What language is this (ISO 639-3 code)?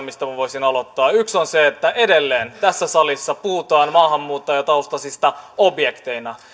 fin